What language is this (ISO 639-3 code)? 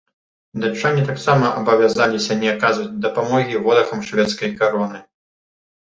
bel